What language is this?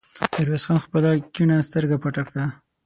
Pashto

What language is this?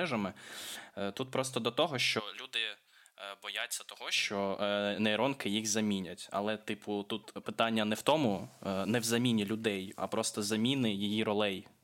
Ukrainian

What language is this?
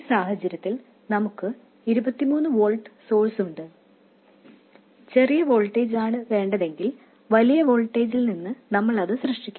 Malayalam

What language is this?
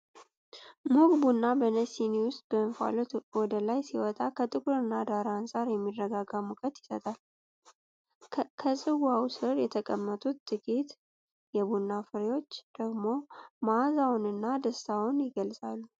Amharic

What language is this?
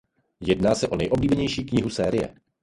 Czech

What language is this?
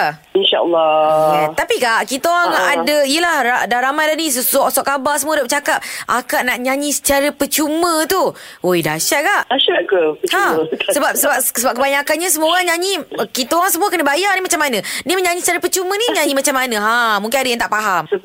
Malay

